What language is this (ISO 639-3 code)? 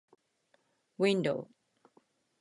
jpn